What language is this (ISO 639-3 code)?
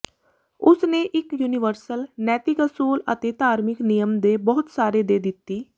pan